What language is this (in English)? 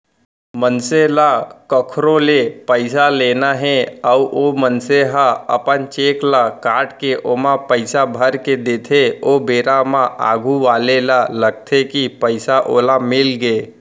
Chhattisgarhi